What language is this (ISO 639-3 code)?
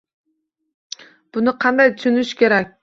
uzb